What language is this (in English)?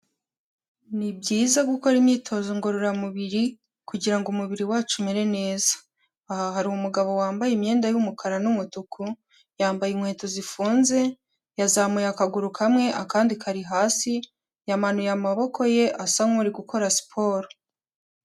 Kinyarwanda